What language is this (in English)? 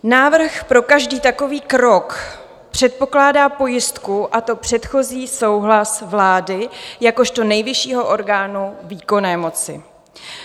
Czech